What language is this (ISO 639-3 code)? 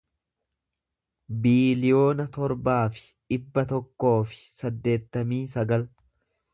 orm